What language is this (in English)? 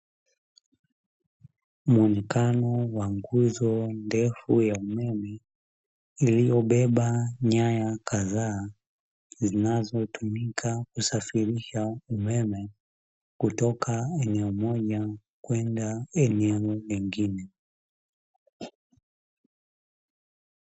Swahili